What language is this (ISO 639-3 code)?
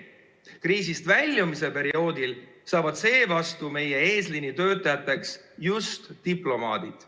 est